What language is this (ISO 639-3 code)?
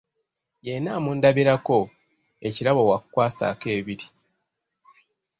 lug